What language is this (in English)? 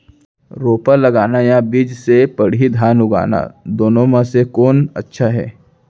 Chhattisgarhi